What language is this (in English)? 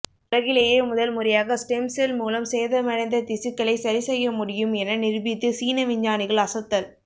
Tamil